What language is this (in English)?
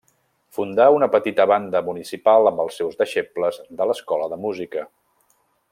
Catalan